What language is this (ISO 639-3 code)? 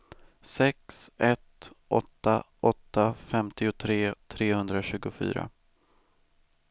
swe